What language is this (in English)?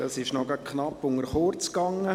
Swiss German